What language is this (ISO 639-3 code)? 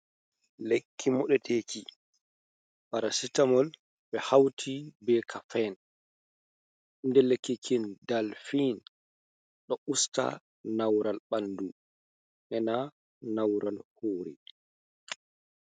ful